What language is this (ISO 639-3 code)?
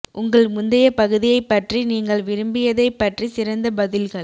tam